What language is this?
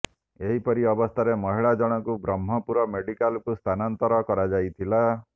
Odia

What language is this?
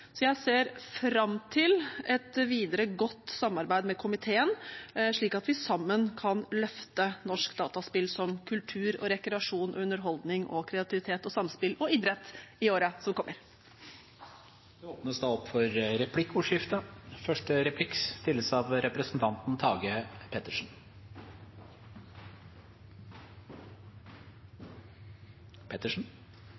Norwegian Bokmål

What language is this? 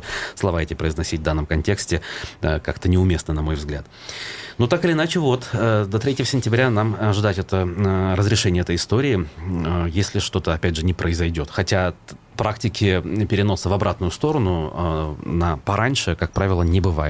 Russian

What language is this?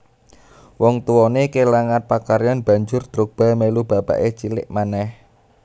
Javanese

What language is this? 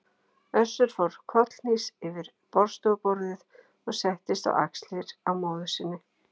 Icelandic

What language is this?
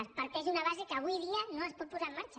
Catalan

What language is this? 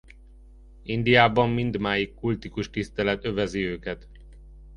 Hungarian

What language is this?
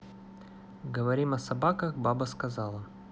Russian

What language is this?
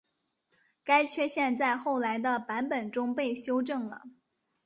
Chinese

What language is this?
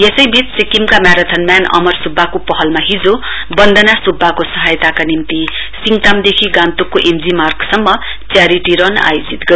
Nepali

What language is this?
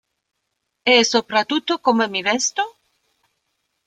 Italian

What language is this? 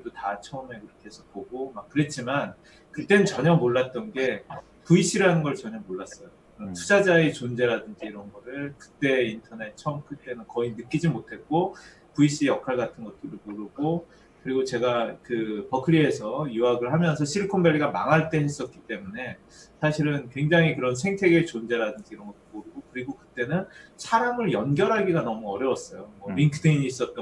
Korean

